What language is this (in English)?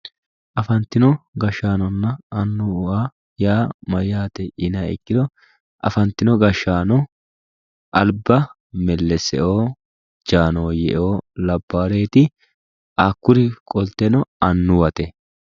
Sidamo